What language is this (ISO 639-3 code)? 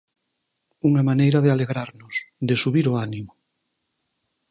glg